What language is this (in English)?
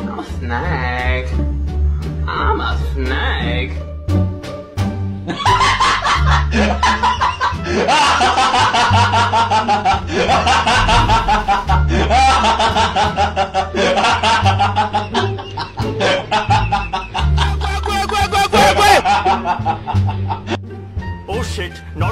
English